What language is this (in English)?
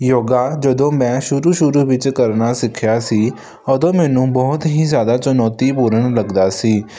Punjabi